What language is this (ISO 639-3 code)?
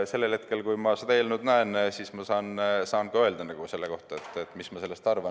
est